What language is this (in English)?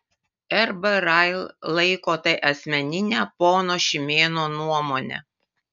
Lithuanian